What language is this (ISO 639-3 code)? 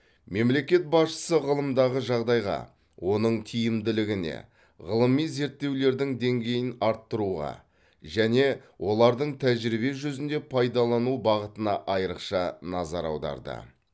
kaz